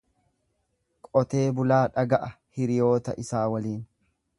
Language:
Oromo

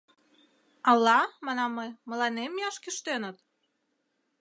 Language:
Mari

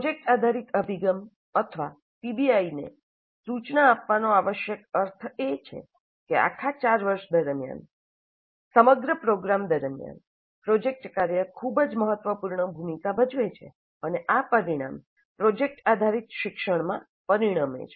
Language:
Gujarati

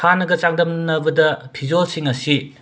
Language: Manipuri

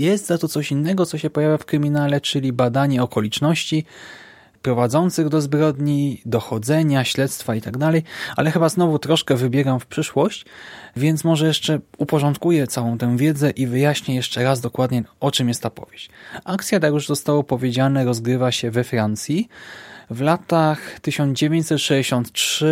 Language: Polish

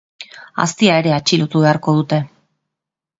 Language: Basque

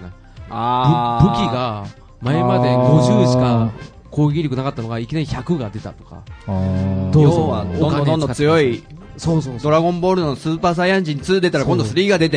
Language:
Japanese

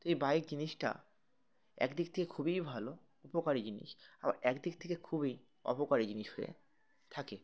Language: Bangla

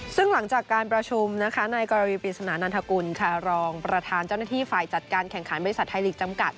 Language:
Thai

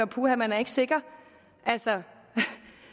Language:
Danish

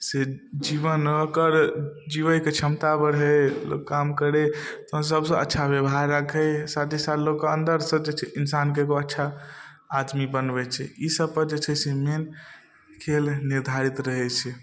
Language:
Maithili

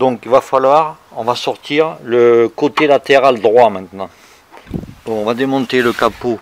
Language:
French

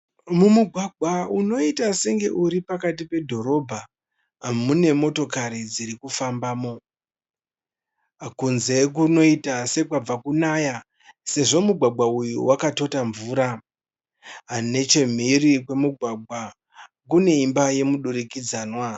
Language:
Shona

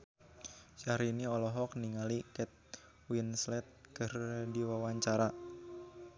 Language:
Sundanese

